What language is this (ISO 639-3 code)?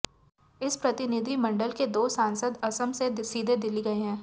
hin